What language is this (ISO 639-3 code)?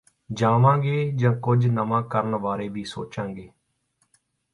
pan